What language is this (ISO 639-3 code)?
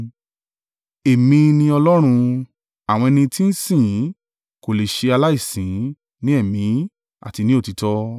yor